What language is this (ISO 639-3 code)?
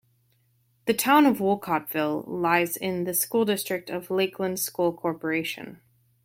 eng